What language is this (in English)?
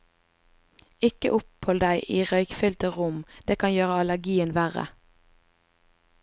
Norwegian